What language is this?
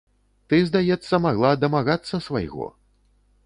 Belarusian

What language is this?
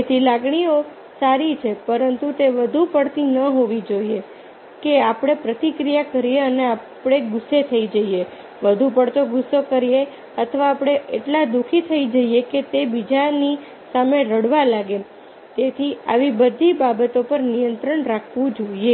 Gujarati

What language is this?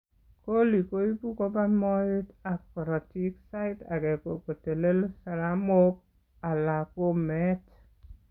Kalenjin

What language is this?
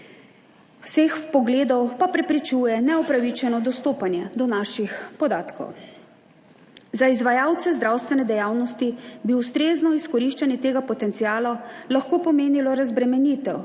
Slovenian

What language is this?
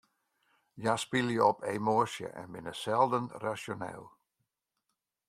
Western Frisian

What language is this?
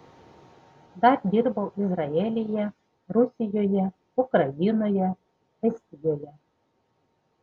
Lithuanian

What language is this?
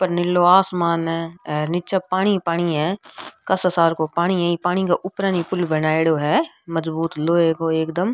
Rajasthani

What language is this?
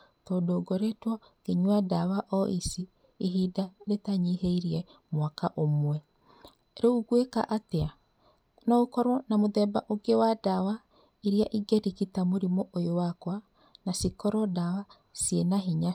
Kikuyu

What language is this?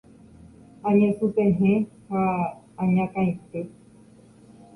Guarani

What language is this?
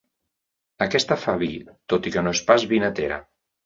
Catalan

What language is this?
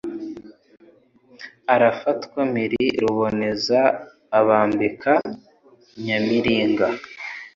Kinyarwanda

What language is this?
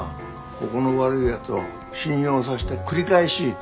Japanese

